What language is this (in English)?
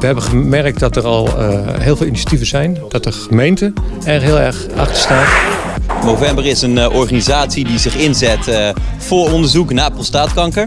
Dutch